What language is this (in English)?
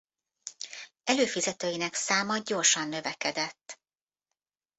Hungarian